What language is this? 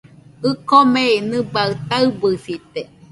Nüpode Huitoto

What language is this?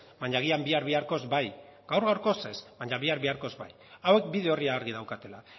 Basque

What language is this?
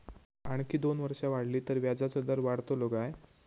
Marathi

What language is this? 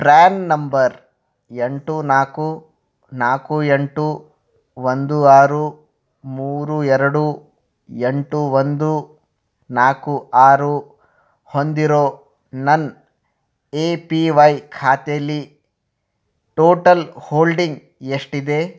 Kannada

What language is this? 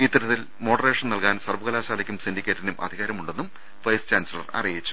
Malayalam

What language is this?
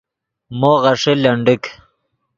Yidgha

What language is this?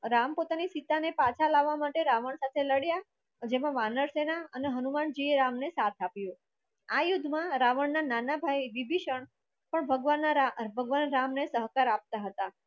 Gujarati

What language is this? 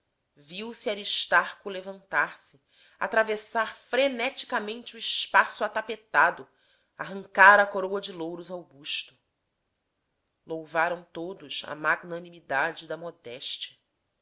Portuguese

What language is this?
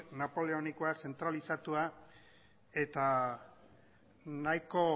Basque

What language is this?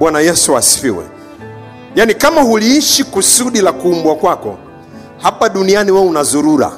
Swahili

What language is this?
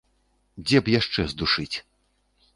Belarusian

